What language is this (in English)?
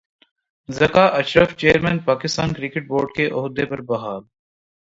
Urdu